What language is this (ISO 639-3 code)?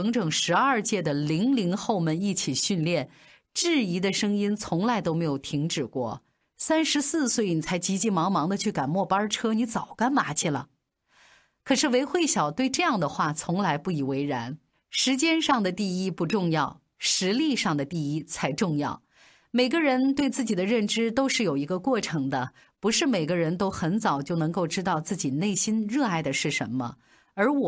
zho